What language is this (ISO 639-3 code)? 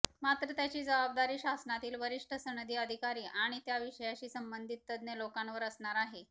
mar